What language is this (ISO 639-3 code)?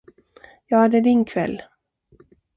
swe